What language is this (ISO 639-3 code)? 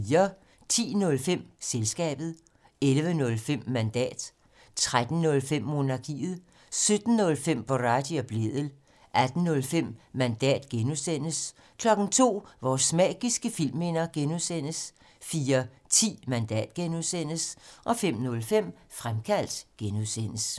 dan